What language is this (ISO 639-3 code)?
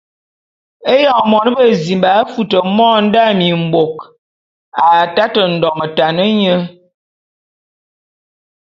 bum